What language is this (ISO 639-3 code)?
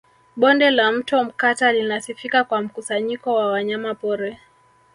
swa